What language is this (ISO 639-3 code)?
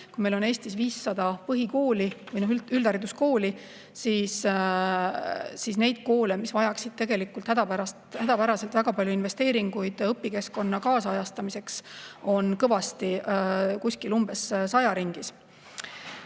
est